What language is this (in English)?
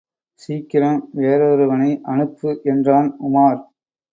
Tamil